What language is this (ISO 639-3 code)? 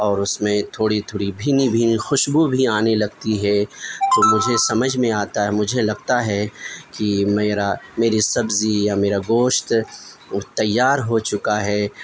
urd